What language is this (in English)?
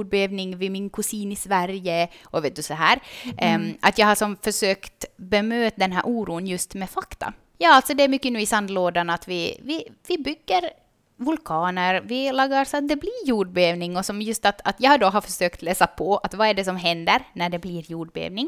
Swedish